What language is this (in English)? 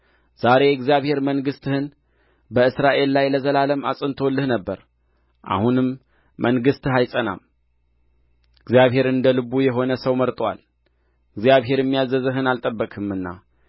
Amharic